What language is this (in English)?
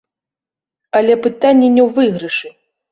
Belarusian